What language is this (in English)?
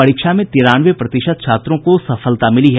Hindi